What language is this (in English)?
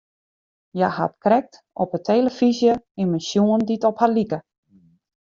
Western Frisian